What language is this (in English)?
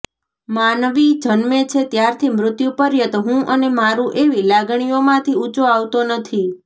Gujarati